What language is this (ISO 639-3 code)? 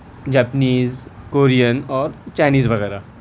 urd